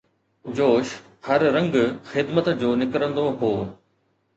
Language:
Sindhi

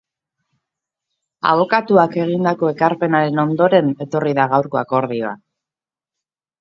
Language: Basque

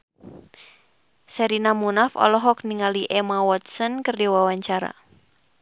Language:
Sundanese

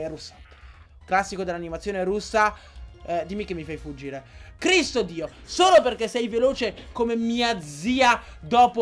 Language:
Italian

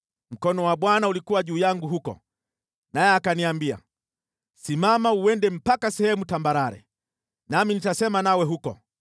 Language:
Swahili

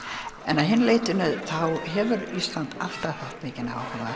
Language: Icelandic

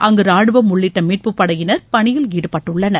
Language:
Tamil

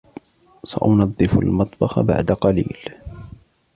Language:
Arabic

